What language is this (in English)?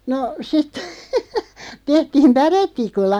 Finnish